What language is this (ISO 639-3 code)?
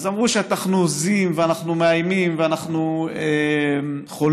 heb